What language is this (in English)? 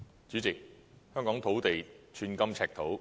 Cantonese